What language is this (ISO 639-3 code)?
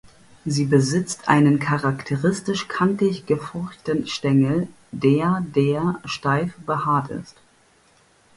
deu